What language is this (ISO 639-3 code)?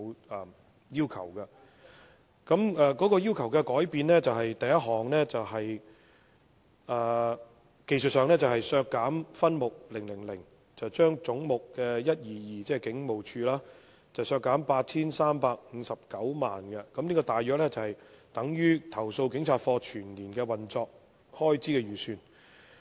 yue